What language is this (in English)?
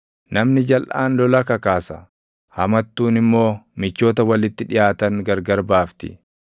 Oromo